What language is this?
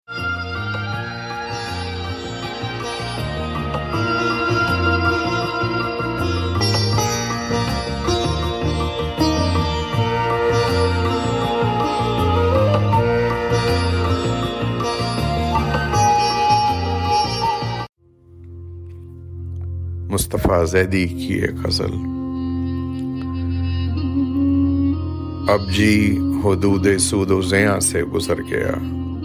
Urdu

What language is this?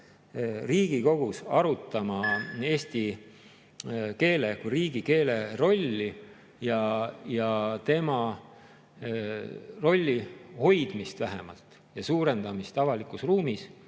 Estonian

